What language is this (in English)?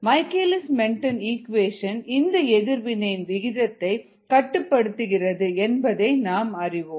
Tamil